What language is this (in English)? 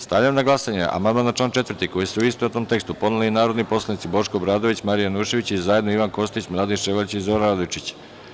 Serbian